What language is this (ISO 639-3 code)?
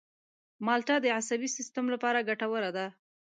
pus